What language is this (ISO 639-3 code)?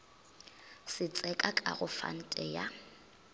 nso